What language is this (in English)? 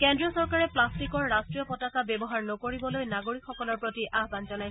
Assamese